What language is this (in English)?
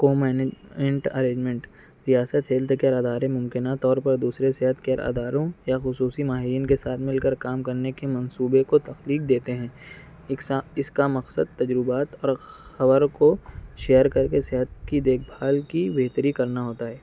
Urdu